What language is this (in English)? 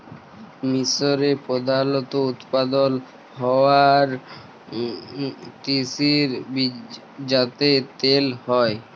Bangla